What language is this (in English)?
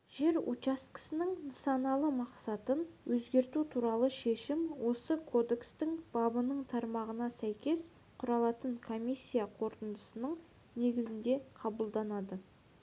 Kazakh